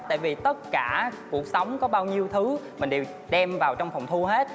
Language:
Vietnamese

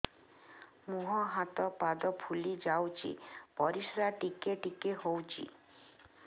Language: Odia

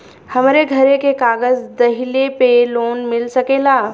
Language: Bhojpuri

